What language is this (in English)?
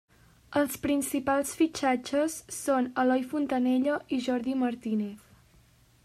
Catalan